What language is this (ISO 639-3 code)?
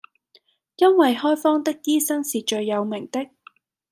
yue